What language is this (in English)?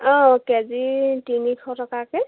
Assamese